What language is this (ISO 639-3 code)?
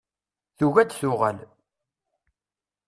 kab